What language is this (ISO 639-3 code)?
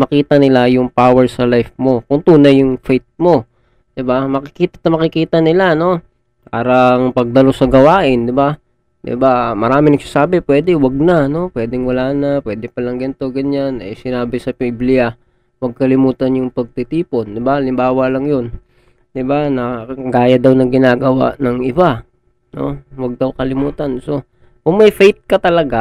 fil